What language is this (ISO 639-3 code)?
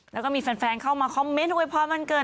tha